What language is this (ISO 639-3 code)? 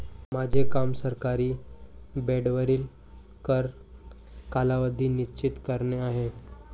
mar